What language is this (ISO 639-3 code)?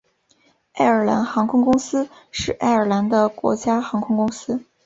zho